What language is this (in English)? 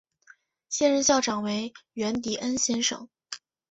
Chinese